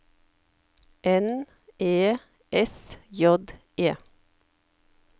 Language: Norwegian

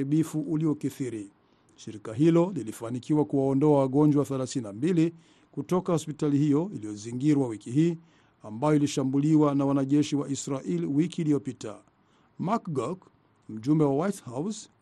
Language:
Swahili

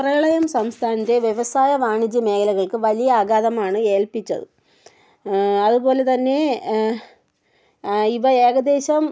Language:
Malayalam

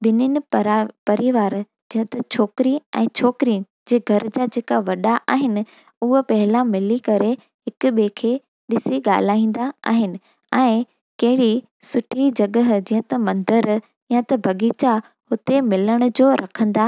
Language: Sindhi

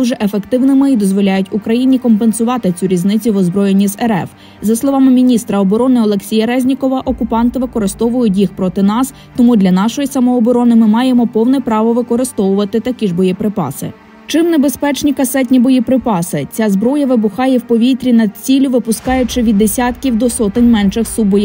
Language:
Ukrainian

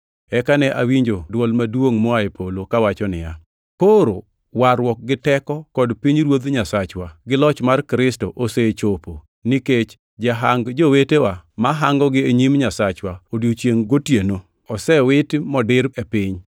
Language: Luo (Kenya and Tanzania)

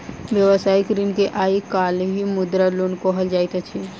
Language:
Maithili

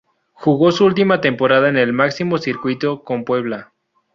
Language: Spanish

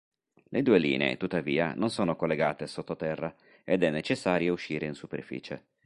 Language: Italian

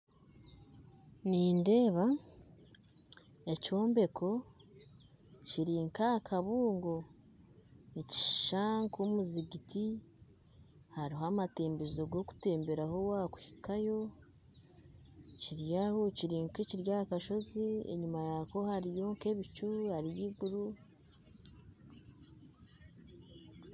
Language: Nyankole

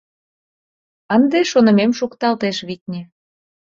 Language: Mari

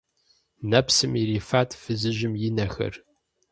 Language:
Kabardian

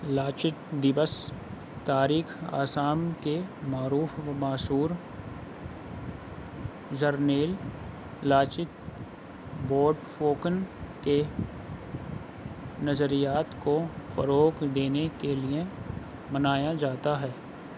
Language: Urdu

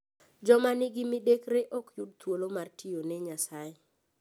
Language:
Luo (Kenya and Tanzania)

